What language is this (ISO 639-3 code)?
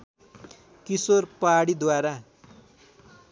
nep